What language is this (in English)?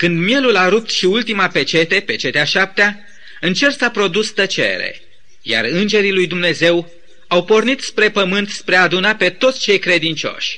Romanian